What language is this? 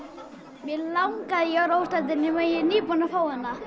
Icelandic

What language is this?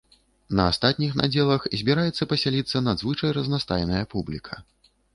Belarusian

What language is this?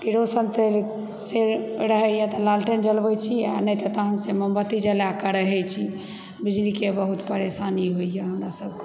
Maithili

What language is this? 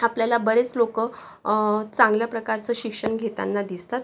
Marathi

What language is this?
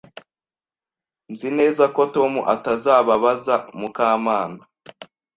Kinyarwanda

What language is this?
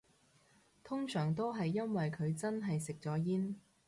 Cantonese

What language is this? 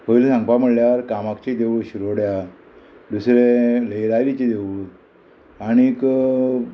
Konkani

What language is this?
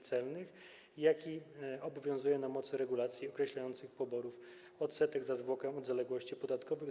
Polish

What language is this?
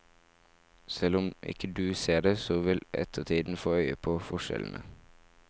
Norwegian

